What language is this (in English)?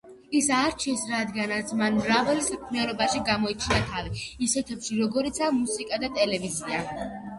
Georgian